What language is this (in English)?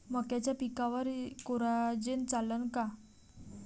Marathi